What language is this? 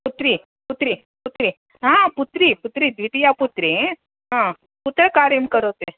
Sanskrit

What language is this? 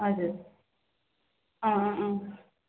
Nepali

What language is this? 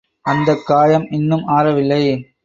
Tamil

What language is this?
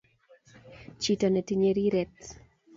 Kalenjin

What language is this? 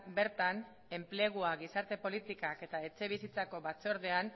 Basque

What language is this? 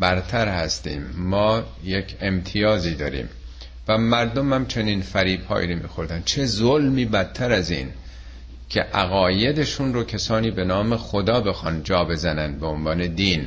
Persian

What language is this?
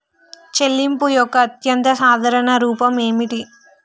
Telugu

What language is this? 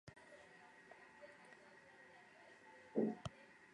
Basque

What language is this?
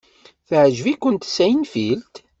Kabyle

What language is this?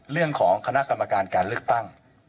Thai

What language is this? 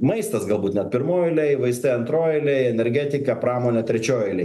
Lithuanian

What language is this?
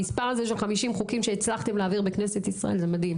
Hebrew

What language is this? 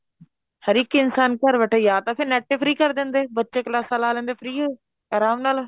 Punjabi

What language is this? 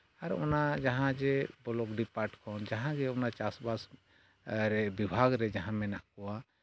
Santali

